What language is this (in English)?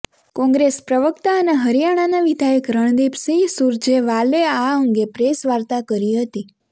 Gujarati